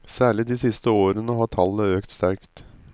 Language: Norwegian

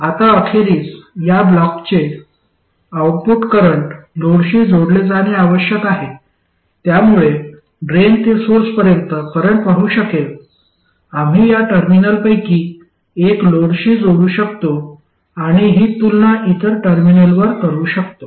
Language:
Marathi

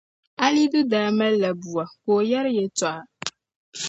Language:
Dagbani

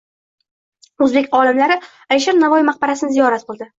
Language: Uzbek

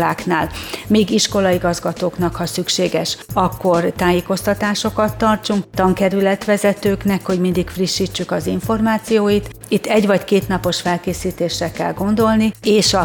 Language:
Hungarian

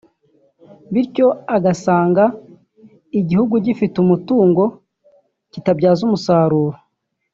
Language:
Kinyarwanda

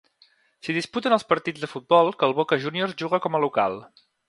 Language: Catalan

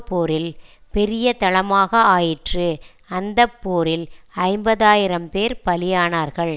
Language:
Tamil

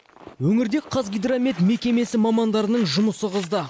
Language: Kazakh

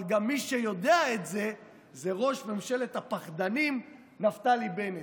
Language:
Hebrew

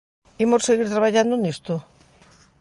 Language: Galician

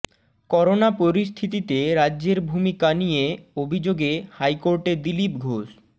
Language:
Bangla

